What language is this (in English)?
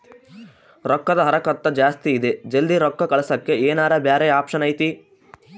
Kannada